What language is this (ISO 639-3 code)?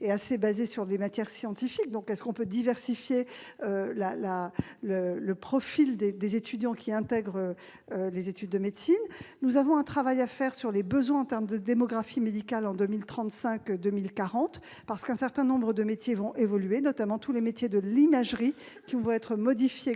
fra